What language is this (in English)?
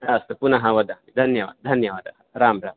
Sanskrit